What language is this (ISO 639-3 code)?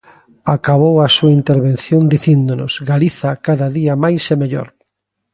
glg